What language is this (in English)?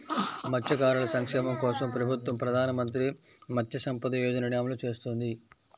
Telugu